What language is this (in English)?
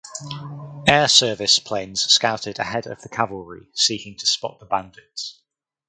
English